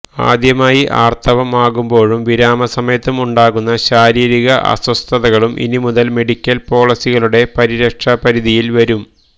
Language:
Malayalam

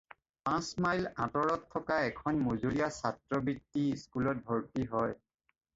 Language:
Assamese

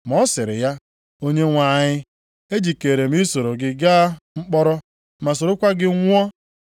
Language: Igbo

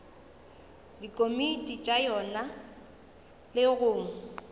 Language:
Northern Sotho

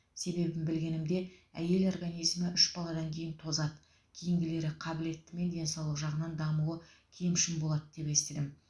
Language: Kazakh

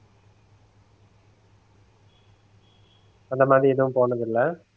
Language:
Tamil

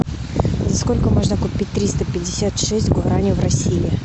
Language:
Russian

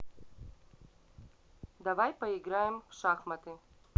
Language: Russian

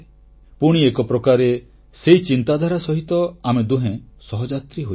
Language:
Odia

